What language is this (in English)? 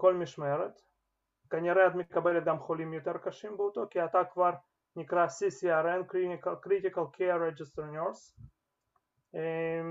Hebrew